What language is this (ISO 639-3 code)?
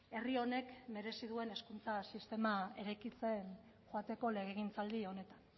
eus